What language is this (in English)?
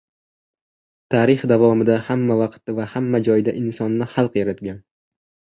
Uzbek